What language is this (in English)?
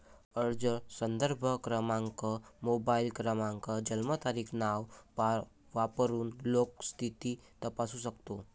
Marathi